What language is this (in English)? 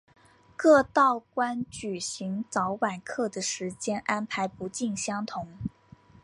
Chinese